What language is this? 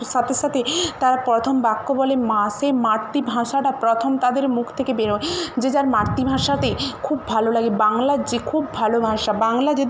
Bangla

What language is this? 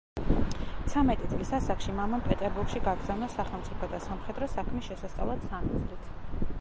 Georgian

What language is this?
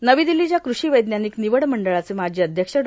Marathi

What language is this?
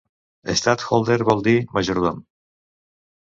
Catalan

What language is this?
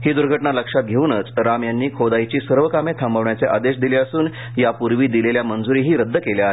Marathi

